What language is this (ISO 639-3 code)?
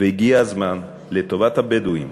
heb